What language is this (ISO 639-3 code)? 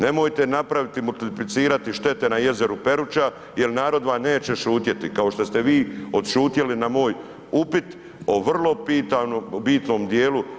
hrv